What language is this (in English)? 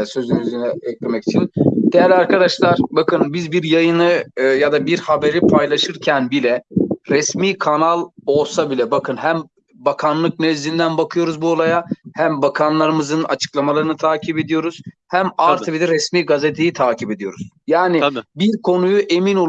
Turkish